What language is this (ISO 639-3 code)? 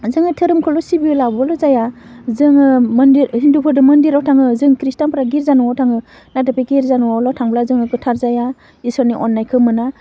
brx